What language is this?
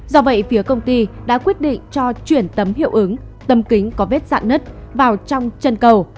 Vietnamese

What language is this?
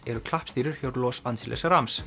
Icelandic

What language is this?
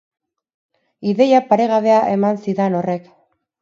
Basque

